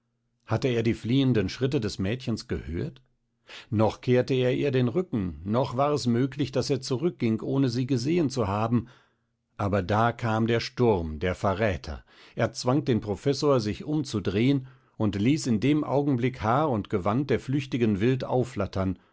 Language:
German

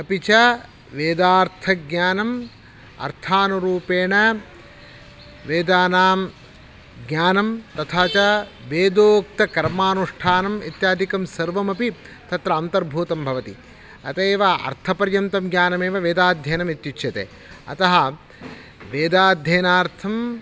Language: Sanskrit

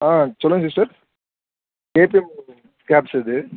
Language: Tamil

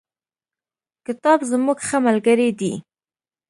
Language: Pashto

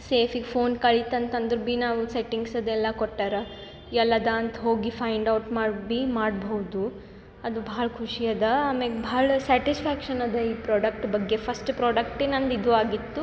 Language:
Kannada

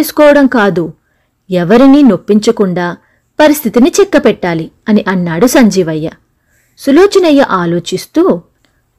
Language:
Telugu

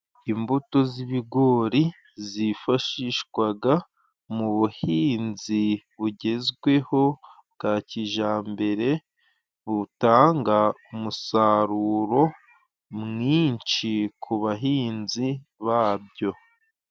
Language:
Kinyarwanda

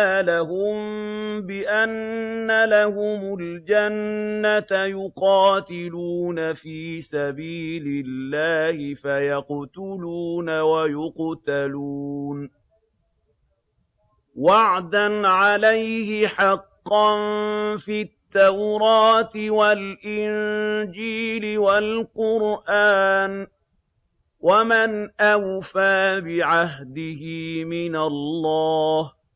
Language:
Arabic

